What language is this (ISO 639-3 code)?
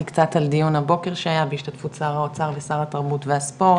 heb